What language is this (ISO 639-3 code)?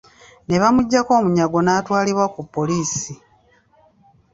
lug